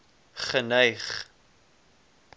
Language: Afrikaans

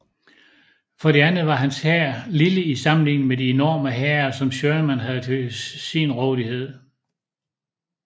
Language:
Danish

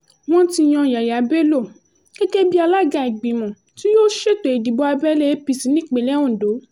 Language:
Yoruba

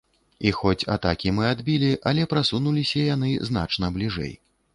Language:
Belarusian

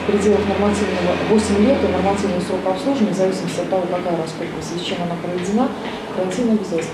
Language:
Russian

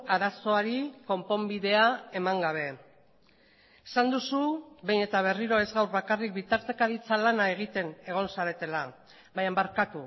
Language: Basque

